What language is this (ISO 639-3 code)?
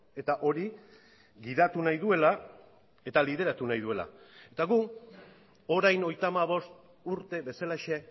eus